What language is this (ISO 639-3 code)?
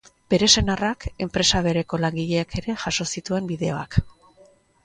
eus